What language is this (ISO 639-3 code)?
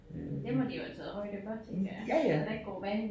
dan